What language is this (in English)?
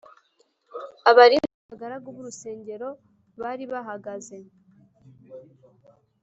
Kinyarwanda